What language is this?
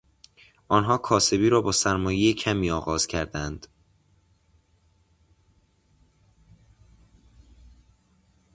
Persian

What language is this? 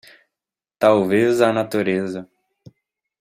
Portuguese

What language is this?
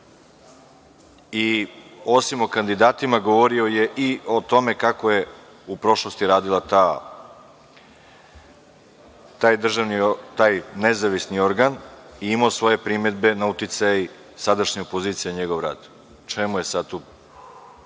Serbian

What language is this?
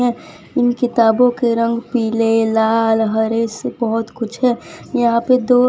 Hindi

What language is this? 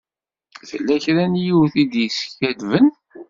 Kabyle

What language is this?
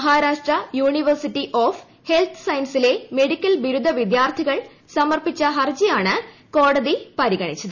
Malayalam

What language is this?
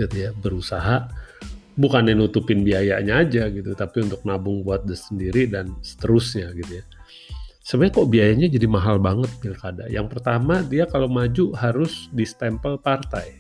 Indonesian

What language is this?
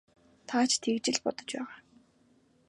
Mongolian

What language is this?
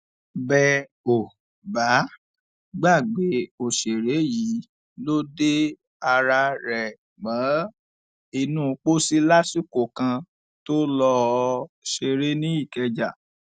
Yoruba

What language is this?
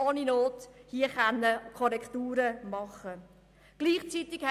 Swiss German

